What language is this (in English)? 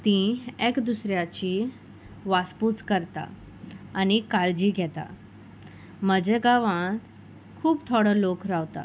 Konkani